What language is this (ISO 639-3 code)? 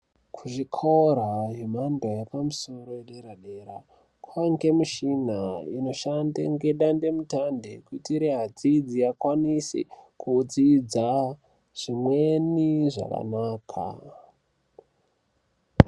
ndc